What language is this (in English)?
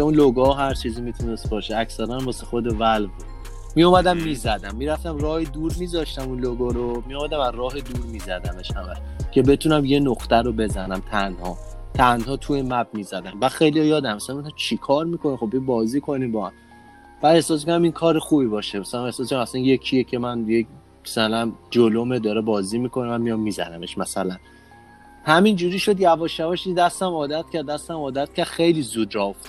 Persian